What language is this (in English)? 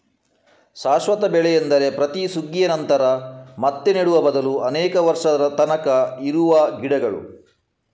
Kannada